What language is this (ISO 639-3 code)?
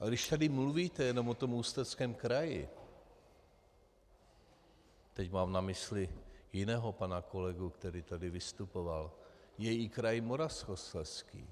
ces